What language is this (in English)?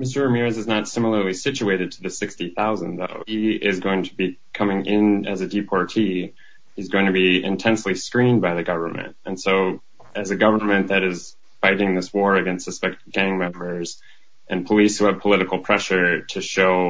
English